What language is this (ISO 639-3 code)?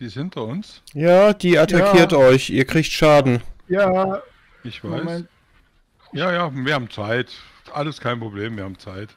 deu